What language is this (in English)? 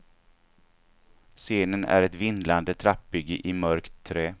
Swedish